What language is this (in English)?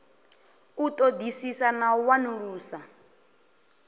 Venda